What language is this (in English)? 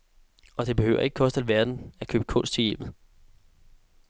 Danish